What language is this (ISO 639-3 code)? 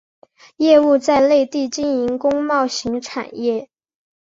zho